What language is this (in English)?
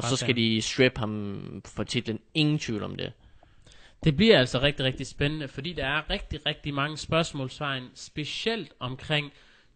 Danish